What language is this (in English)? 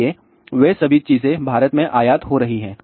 Hindi